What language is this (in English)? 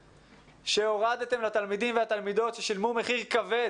Hebrew